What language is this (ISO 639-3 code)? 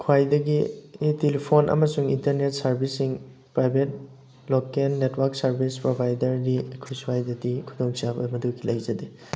mni